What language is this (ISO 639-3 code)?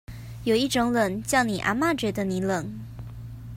zho